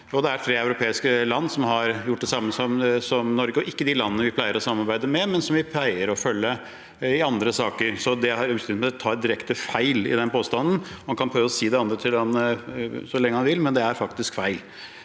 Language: Norwegian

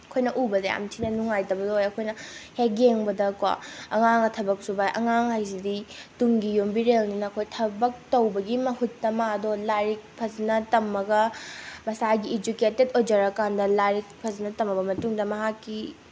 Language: Manipuri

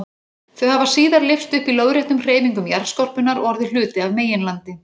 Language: Icelandic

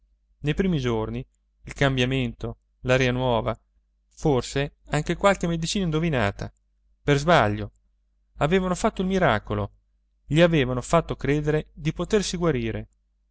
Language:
Italian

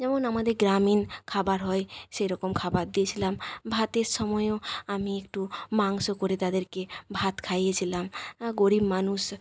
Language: Bangla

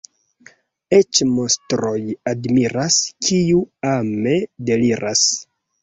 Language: Esperanto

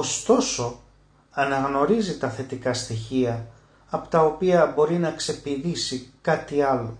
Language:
Greek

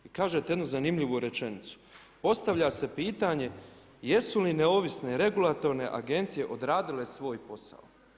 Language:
Croatian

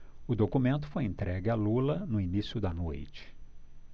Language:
Portuguese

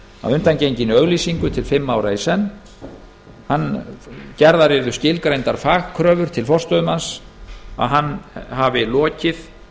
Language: Icelandic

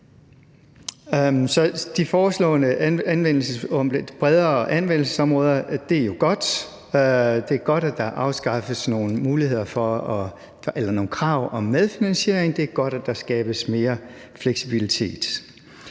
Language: Danish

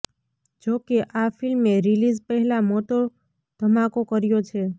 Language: Gujarati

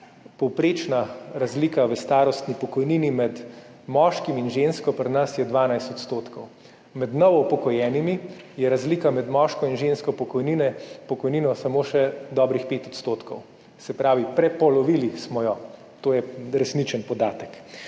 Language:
Slovenian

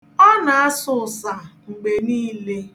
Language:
Igbo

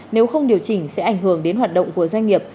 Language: Vietnamese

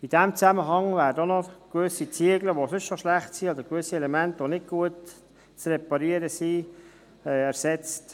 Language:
Swiss German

